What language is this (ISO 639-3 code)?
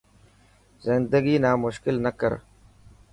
mki